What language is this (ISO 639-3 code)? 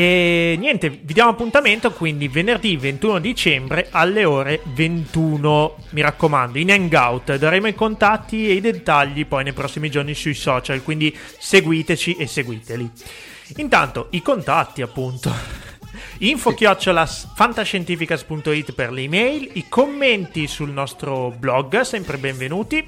ita